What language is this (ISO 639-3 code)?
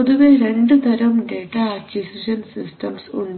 mal